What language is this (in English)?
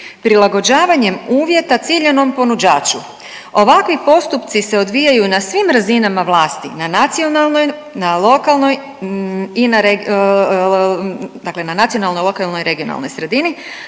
Croatian